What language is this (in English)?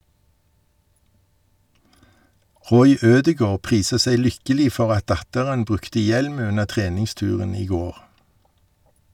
Norwegian